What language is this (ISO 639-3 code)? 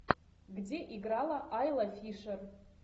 rus